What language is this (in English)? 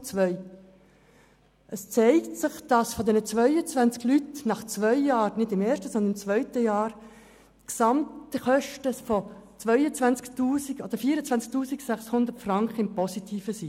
Swiss German